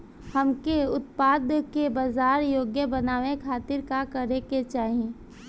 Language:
Bhojpuri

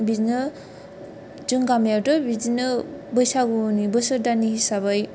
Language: Bodo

